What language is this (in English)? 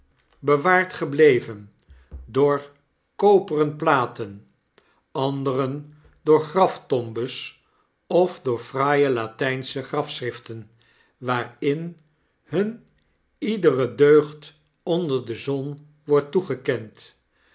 Dutch